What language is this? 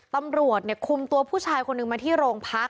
Thai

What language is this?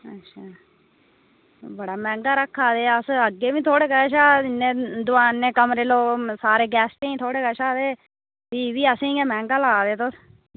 Dogri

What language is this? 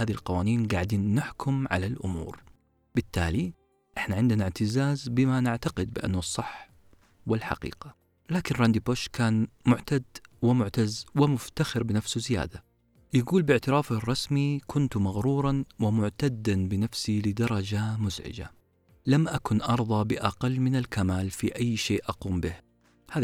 Arabic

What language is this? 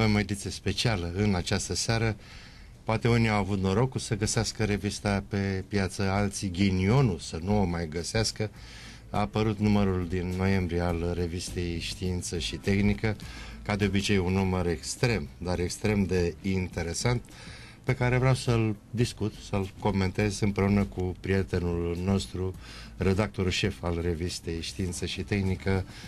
Romanian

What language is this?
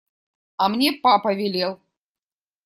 Russian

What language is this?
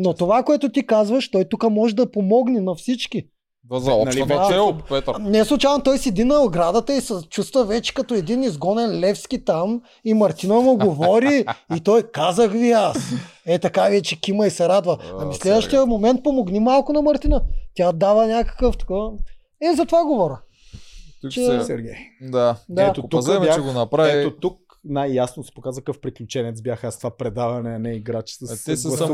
Bulgarian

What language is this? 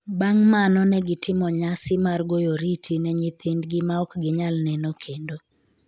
Luo (Kenya and Tanzania)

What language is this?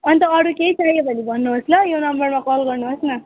Nepali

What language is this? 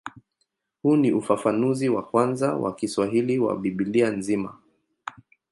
Swahili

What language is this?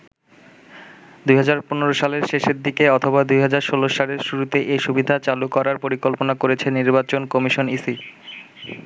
Bangla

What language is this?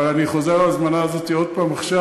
Hebrew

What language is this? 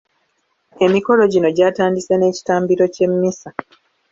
Ganda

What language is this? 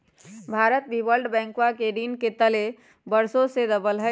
Magahi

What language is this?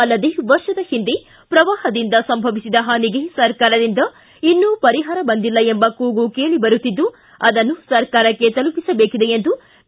Kannada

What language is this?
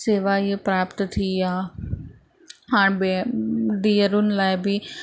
Sindhi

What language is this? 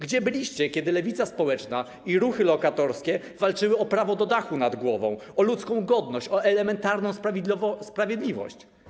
Polish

